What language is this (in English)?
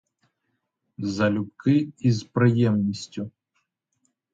Ukrainian